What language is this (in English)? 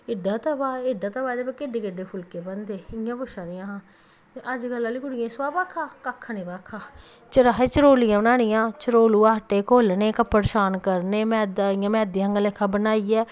Dogri